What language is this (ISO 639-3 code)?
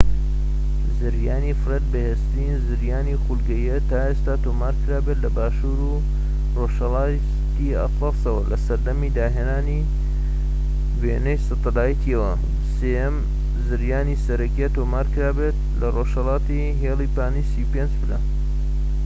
ckb